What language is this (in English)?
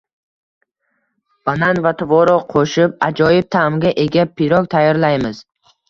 Uzbek